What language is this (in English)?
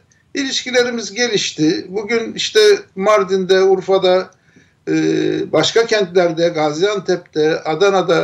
Turkish